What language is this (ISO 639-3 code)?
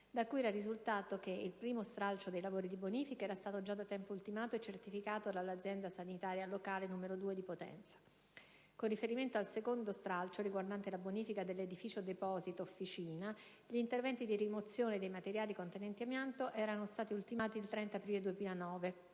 ita